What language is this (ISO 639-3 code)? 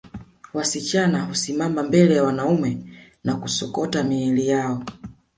swa